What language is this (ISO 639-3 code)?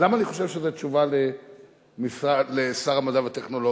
heb